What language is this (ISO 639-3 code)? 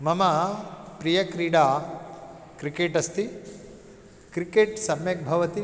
san